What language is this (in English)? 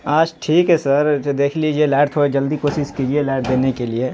Urdu